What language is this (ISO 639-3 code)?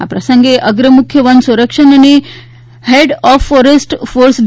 guj